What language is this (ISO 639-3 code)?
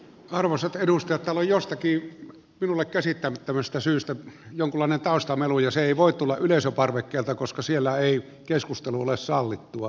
fin